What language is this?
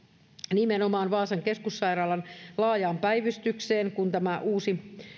Finnish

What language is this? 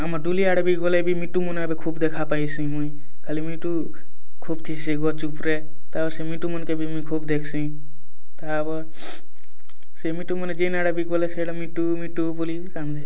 Odia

